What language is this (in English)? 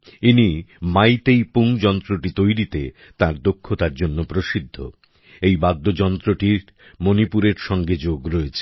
Bangla